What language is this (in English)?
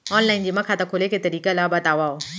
Chhattisgarhi